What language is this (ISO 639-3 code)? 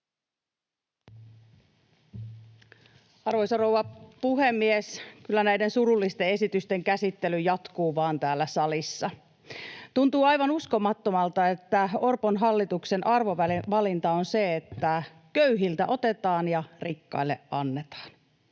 fin